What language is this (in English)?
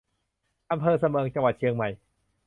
Thai